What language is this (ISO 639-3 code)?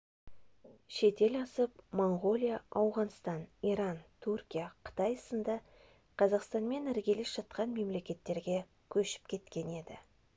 kaz